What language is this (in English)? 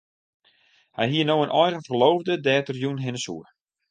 Western Frisian